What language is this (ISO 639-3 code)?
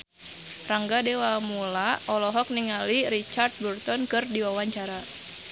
sun